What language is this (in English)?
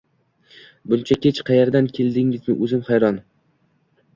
Uzbek